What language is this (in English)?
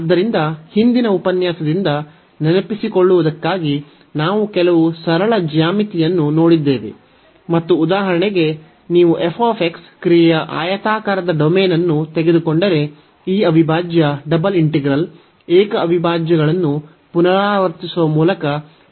Kannada